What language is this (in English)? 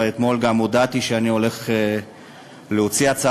Hebrew